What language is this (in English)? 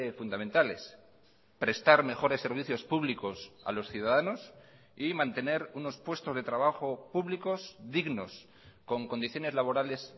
Spanish